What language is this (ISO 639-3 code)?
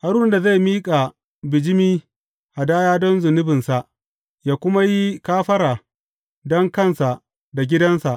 hau